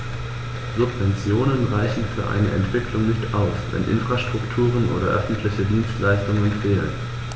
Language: German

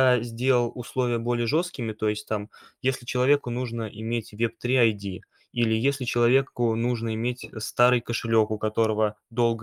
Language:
Russian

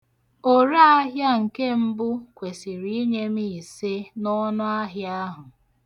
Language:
Igbo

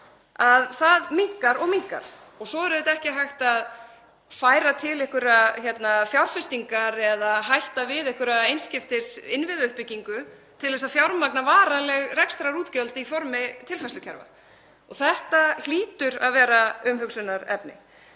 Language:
Icelandic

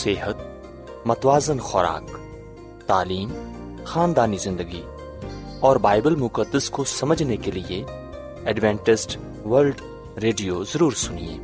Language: Urdu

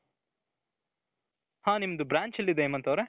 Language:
Kannada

